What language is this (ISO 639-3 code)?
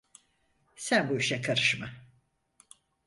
tur